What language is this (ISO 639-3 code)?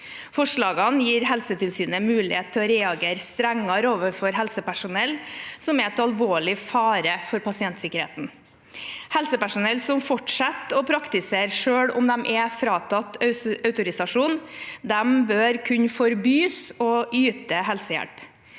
nor